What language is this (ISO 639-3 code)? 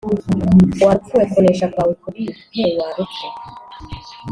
kin